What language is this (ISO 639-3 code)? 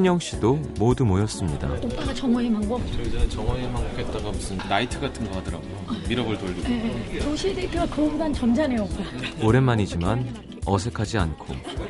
kor